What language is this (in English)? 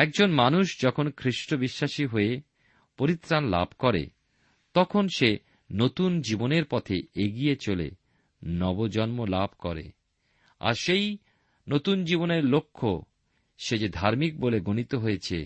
Bangla